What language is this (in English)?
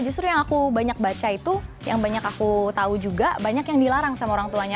Indonesian